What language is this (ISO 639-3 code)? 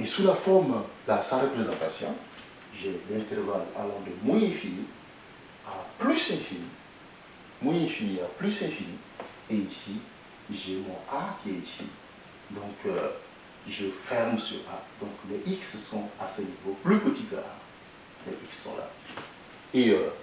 fra